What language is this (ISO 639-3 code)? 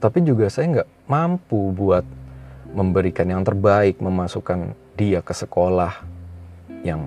ind